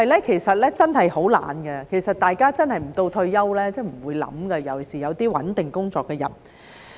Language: Cantonese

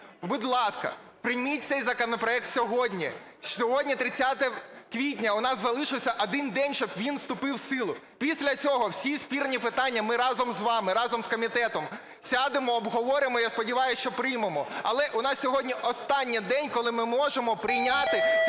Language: Ukrainian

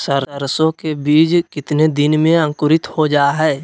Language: Magahi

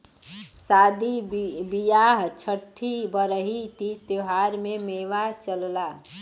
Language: Bhojpuri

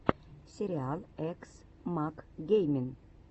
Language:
Russian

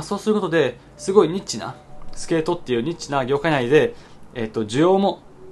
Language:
Japanese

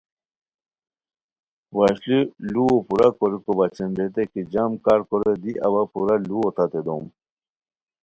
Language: Khowar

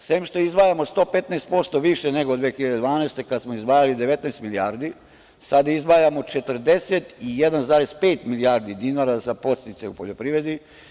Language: Serbian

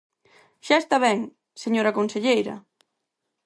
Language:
Galician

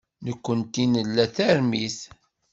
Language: Kabyle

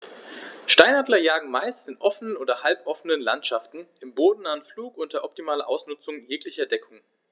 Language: German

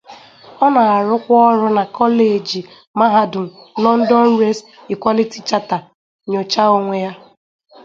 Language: Igbo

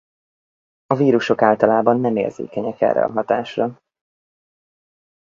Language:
Hungarian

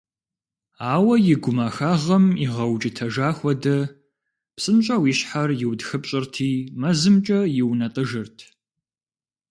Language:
Kabardian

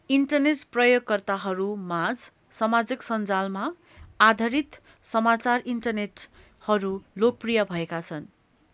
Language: Nepali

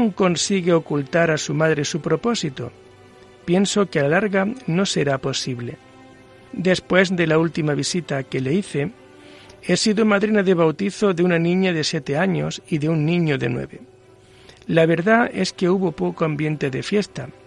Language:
Spanish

